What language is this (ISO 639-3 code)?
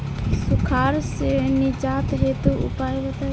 bho